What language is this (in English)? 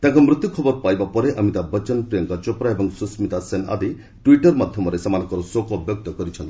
Odia